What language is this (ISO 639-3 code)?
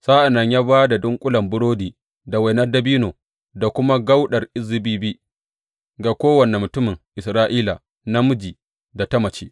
hau